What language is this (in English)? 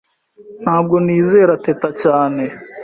Kinyarwanda